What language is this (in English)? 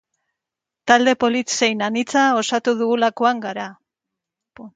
Basque